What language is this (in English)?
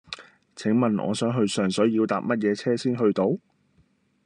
Cantonese